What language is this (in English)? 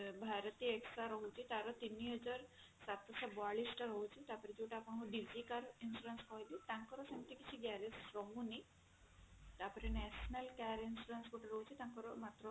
Odia